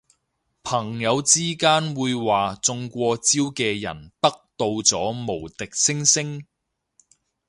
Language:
Cantonese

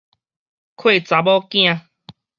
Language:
Min Nan Chinese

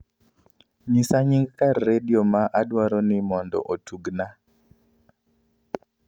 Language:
Luo (Kenya and Tanzania)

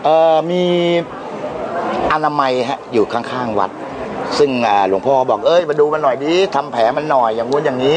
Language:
Thai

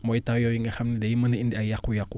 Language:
Wolof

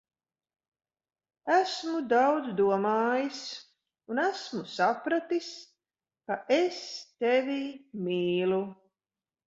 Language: Latvian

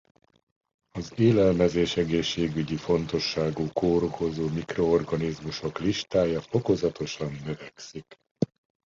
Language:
Hungarian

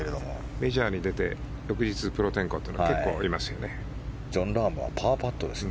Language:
Japanese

